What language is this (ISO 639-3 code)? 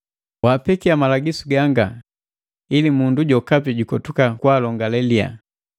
mgv